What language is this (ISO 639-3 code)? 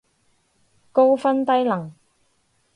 yue